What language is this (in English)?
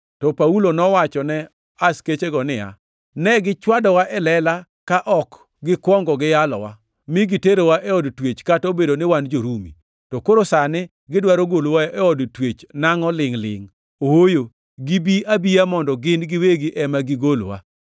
Luo (Kenya and Tanzania)